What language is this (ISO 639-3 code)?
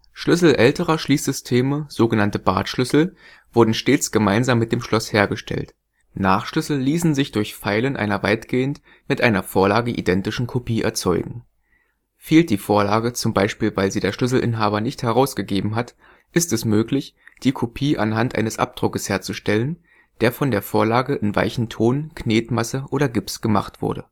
deu